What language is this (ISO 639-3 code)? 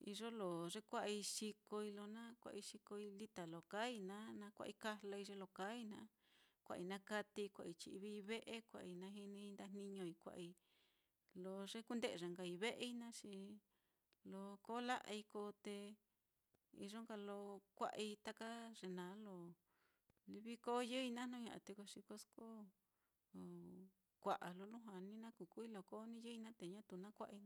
vmm